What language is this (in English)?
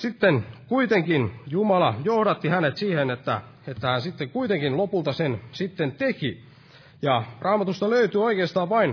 Finnish